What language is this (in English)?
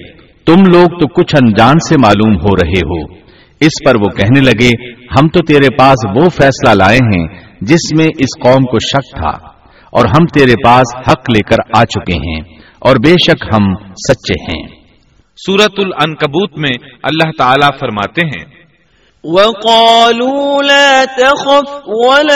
Urdu